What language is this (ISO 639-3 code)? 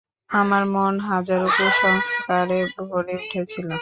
ben